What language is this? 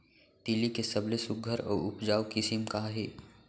Chhattisgarhi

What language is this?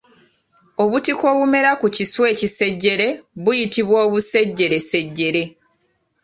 Ganda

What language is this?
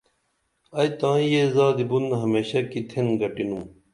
Dameli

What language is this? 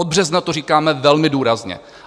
Czech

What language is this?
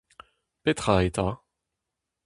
Breton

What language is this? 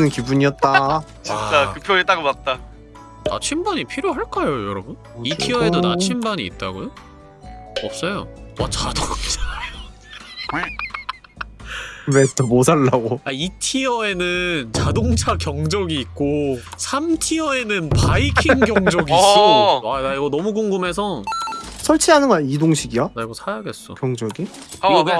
Korean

